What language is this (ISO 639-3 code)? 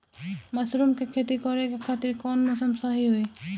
bho